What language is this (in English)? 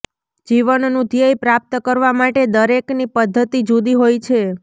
Gujarati